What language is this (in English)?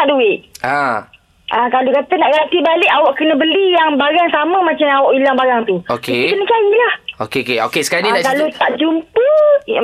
Malay